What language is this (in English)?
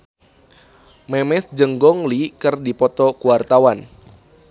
Sundanese